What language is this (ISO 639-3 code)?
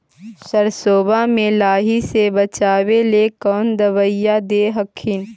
mag